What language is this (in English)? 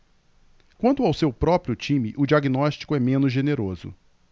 Portuguese